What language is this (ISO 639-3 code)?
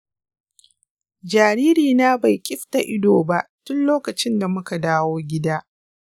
hau